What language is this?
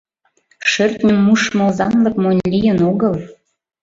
Mari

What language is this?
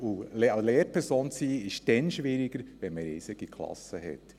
Swiss German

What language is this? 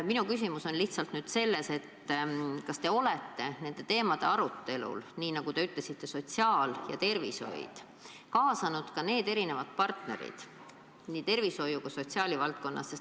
Estonian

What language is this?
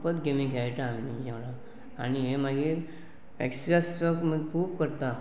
Konkani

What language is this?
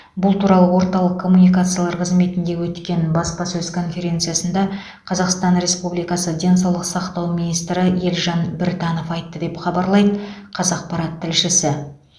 Kazakh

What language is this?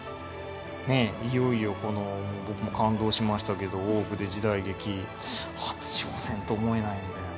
Japanese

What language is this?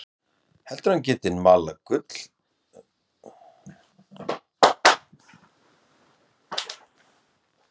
Icelandic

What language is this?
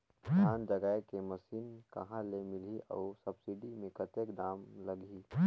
Chhattisgarhi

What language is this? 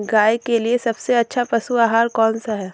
Hindi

